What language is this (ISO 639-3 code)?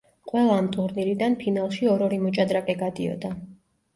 kat